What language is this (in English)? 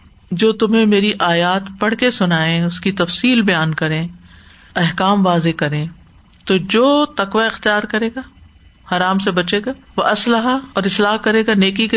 Urdu